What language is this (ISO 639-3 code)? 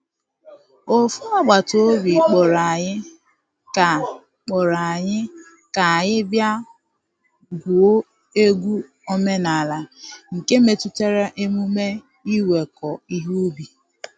ibo